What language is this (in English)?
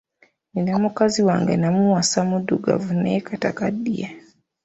Ganda